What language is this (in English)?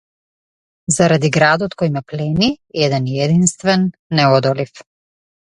Macedonian